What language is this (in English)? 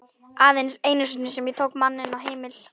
Icelandic